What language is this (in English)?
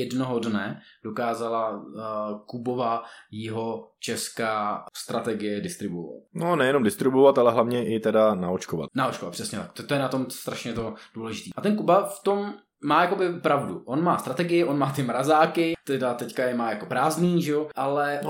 Czech